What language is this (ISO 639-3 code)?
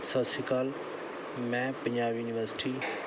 pan